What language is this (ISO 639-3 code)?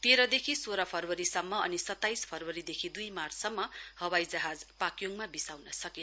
nep